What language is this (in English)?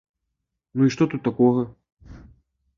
Belarusian